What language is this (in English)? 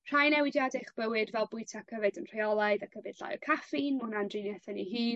Welsh